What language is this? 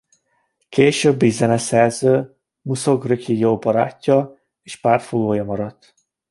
Hungarian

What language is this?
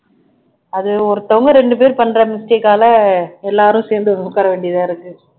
Tamil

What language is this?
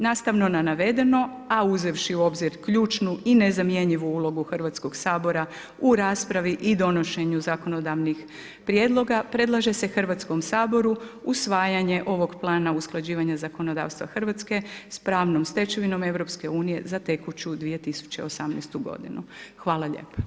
Croatian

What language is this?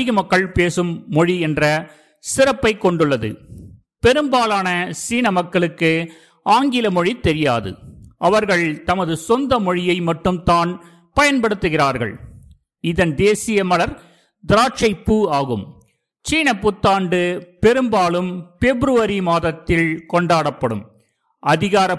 Tamil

